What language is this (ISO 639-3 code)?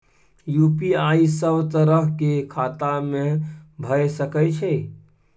mai